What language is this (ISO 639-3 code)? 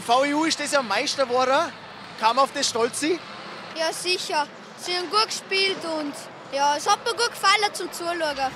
deu